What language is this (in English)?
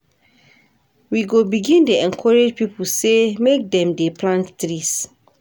Nigerian Pidgin